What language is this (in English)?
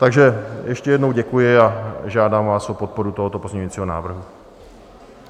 Czech